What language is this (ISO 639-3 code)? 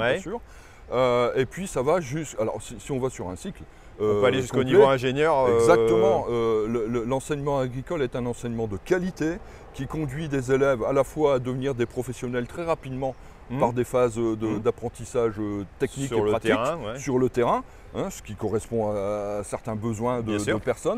fra